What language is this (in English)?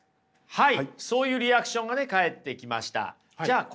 Japanese